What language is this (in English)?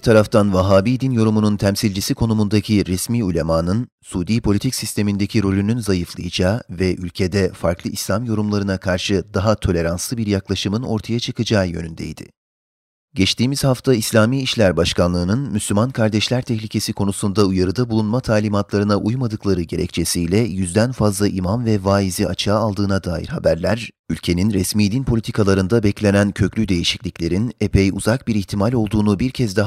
Turkish